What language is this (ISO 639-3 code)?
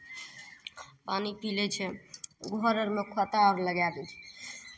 mai